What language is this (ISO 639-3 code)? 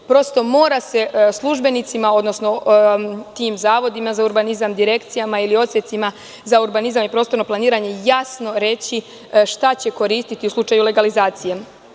srp